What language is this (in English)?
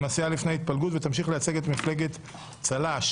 Hebrew